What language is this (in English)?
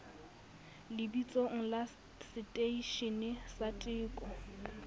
Southern Sotho